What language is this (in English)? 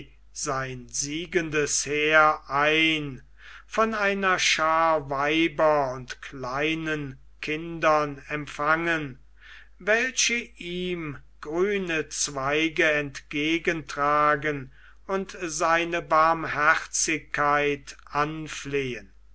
German